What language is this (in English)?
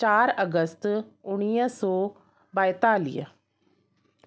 Sindhi